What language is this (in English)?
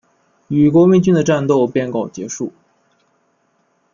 Chinese